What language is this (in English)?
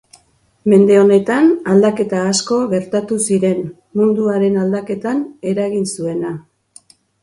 Basque